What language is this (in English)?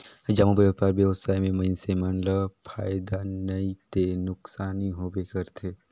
Chhattisgarhi